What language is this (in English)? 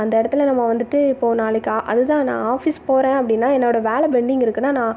Tamil